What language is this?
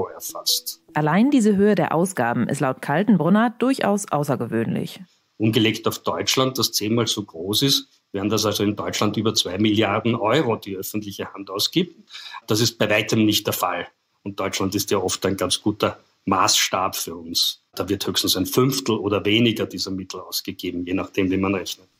German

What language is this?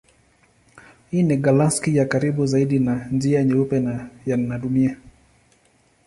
Swahili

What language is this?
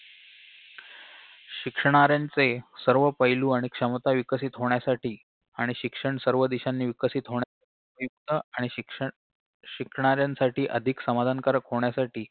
Marathi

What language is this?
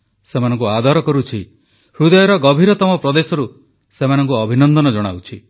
Odia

